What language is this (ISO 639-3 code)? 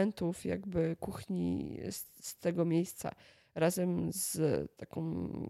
pol